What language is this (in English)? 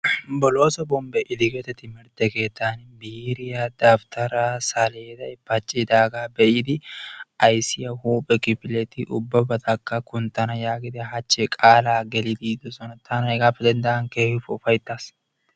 Wolaytta